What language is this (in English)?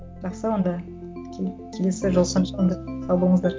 Kazakh